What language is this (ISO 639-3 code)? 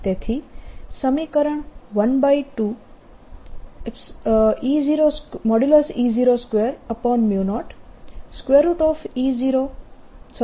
guj